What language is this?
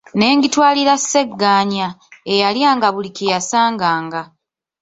Ganda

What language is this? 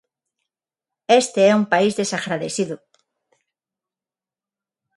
Galician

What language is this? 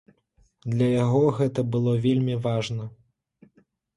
Belarusian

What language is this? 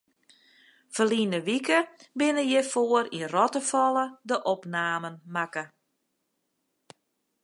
Western Frisian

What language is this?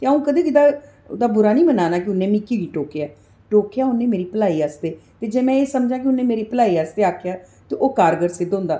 Dogri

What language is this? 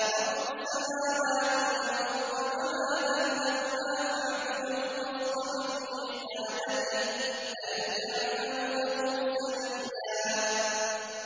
Arabic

